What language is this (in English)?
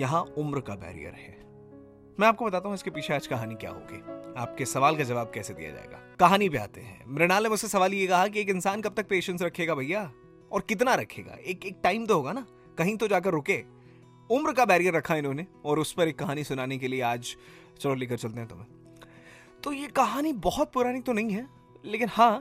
Hindi